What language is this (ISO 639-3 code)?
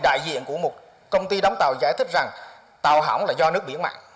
vie